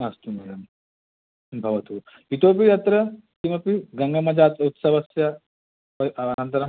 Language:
Sanskrit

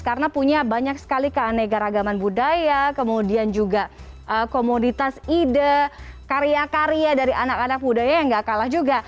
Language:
Indonesian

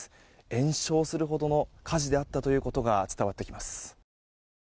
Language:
Japanese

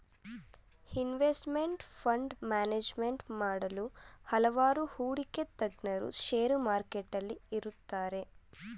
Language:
Kannada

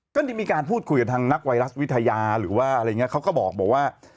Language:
Thai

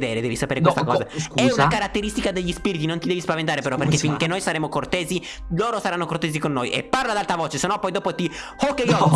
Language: Italian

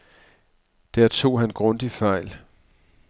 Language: Danish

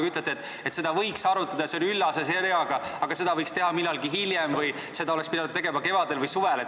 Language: Estonian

